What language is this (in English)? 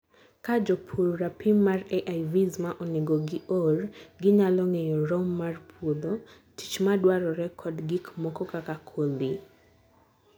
Luo (Kenya and Tanzania)